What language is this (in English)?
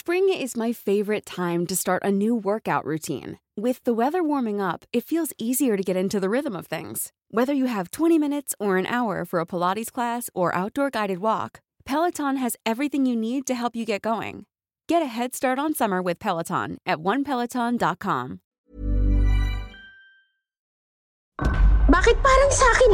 Filipino